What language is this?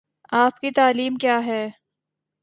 Urdu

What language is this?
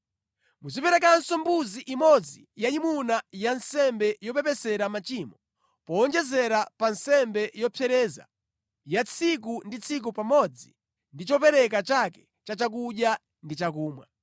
Nyanja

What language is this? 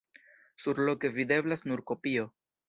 Esperanto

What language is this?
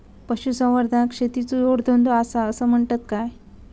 Marathi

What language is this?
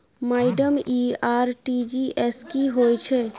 Maithili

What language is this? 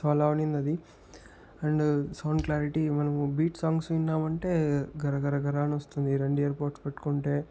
Telugu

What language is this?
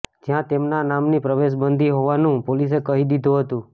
Gujarati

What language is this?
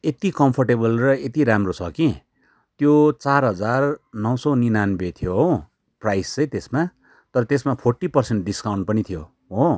Nepali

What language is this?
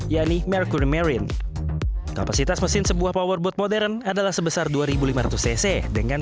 Indonesian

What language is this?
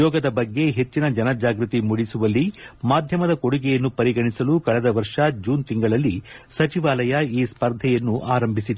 Kannada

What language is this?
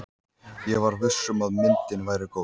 Icelandic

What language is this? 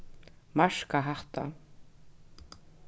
Faroese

